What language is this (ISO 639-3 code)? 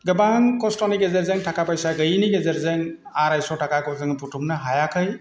brx